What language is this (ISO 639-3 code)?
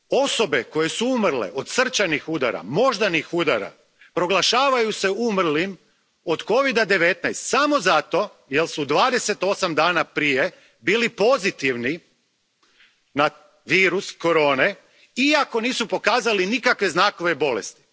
hrv